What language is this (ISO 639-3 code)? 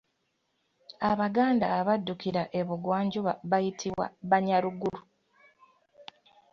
lug